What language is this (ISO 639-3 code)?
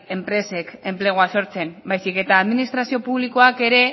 eus